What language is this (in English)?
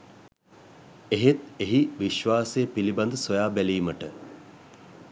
Sinhala